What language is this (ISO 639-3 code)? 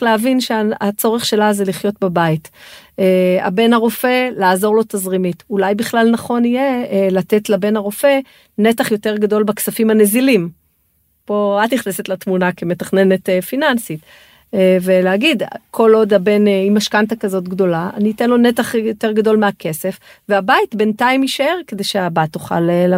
heb